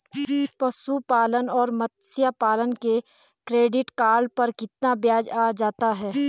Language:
Hindi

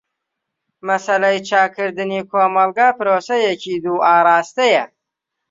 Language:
Central Kurdish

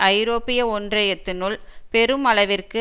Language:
Tamil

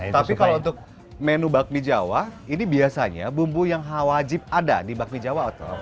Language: Indonesian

